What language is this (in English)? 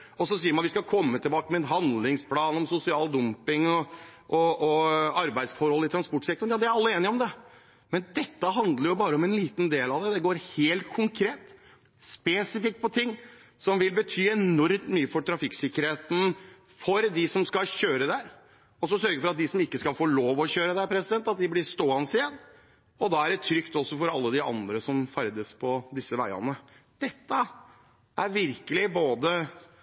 Norwegian Bokmål